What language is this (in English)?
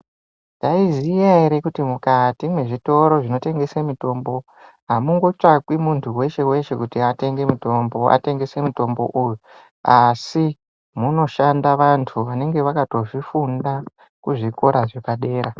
Ndau